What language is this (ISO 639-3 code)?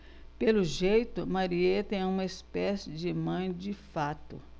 por